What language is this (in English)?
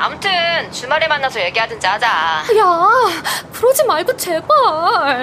Korean